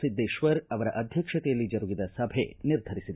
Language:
Kannada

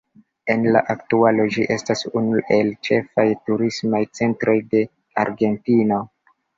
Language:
Esperanto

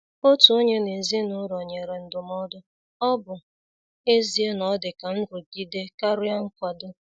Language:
Igbo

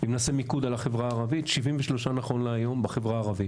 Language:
Hebrew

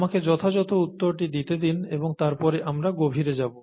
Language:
Bangla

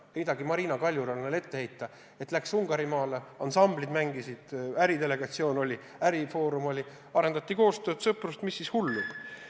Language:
Estonian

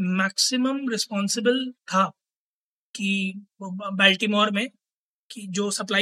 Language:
Hindi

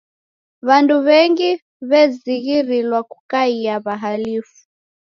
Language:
Taita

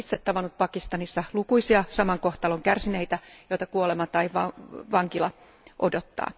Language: Finnish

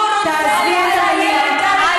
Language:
Hebrew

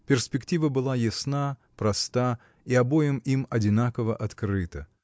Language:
Russian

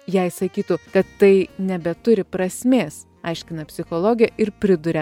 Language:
Lithuanian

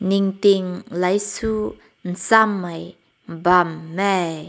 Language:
Rongmei Naga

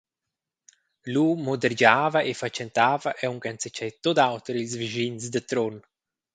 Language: Romansh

